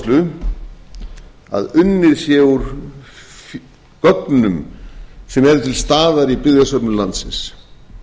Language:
Icelandic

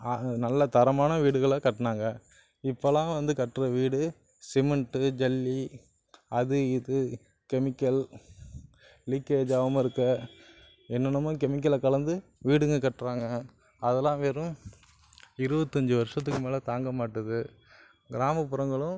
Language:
Tamil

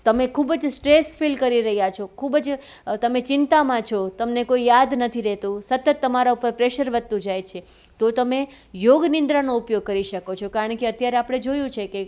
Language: Gujarati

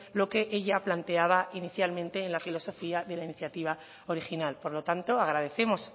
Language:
Spanish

